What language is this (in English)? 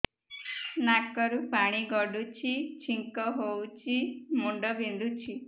Odia